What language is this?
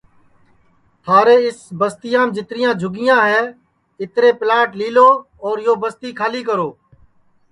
Sansi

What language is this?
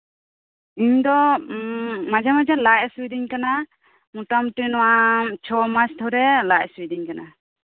Santali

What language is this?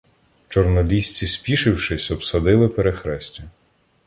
Ukrainian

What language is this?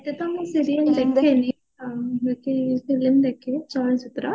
Odia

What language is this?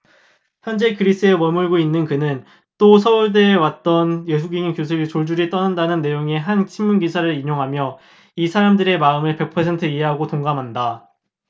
Korean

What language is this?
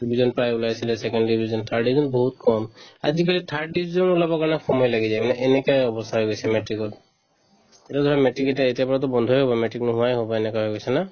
Assamese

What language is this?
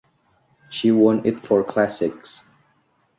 English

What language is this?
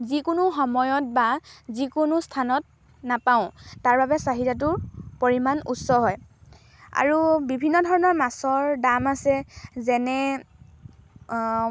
Assamese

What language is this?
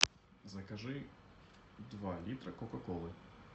Russian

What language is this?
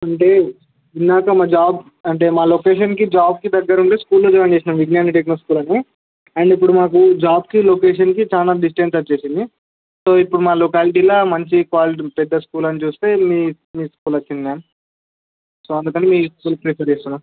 Telugu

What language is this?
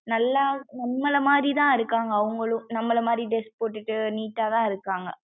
Tamil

